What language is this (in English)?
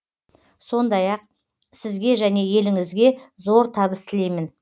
Kazakh